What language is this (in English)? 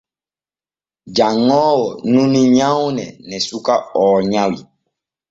Borgu Fulfulde